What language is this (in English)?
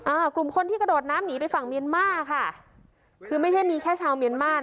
Thai